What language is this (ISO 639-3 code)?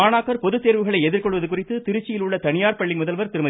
tam